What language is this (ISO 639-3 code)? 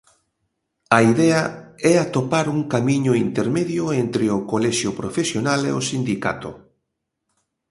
glg